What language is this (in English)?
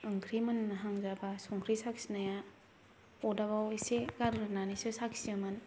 Bodo